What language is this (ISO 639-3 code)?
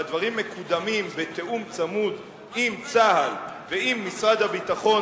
heb